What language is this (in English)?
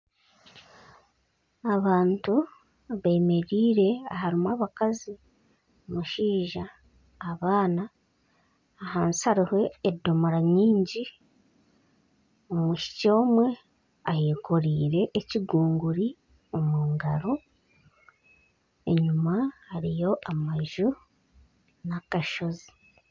Nyankole